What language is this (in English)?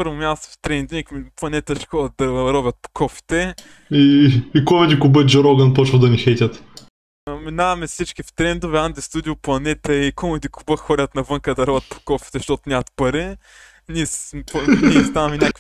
Bulgarian